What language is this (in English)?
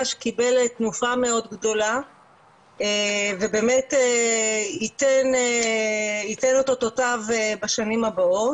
Hebrew